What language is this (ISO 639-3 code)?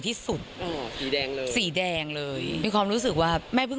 tha